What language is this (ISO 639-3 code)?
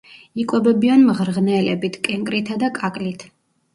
kat